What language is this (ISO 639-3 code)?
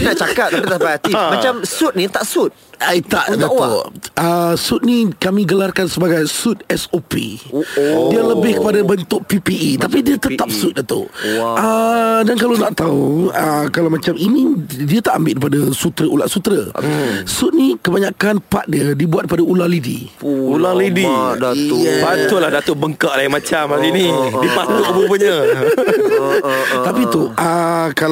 msa